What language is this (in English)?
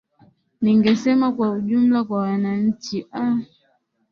Swahili